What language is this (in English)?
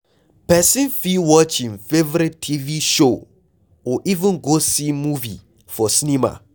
Nigerian Pidgin